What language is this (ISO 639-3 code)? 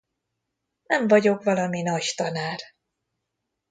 hun